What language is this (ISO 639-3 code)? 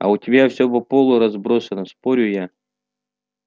rus